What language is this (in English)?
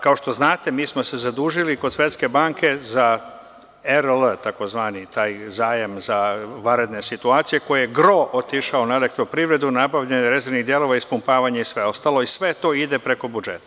Serbian